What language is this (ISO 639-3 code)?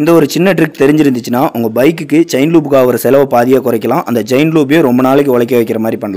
ara